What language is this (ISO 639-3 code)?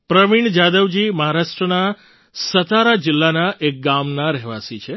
guj